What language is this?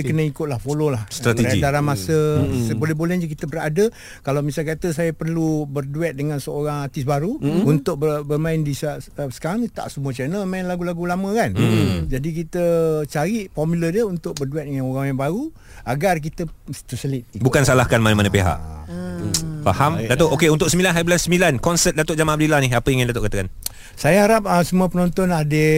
Malay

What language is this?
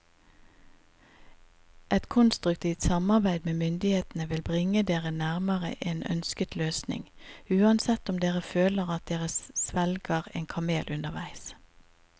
Norwegian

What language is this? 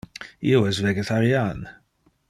Interlingua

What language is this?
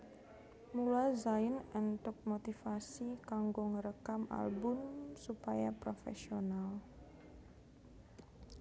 Javanese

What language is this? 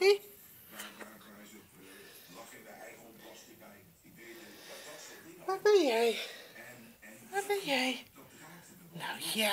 Dutch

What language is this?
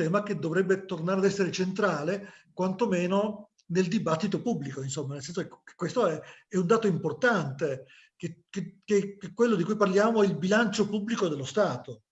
Italian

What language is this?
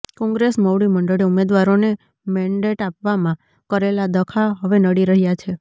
Gujarati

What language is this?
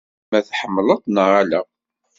Kabyle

